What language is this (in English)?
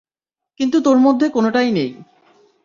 Bangla